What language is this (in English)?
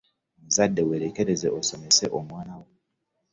Ganda